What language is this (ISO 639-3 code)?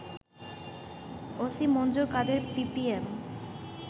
ben